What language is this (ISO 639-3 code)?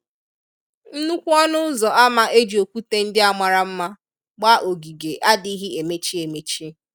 ibo